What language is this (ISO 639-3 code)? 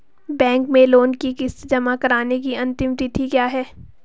hin